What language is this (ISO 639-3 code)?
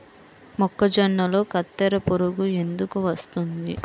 tel